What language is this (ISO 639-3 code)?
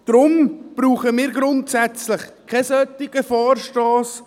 gsw